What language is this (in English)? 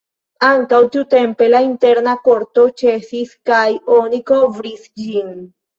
Esperanto